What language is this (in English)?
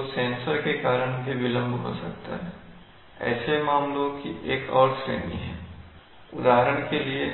Hindi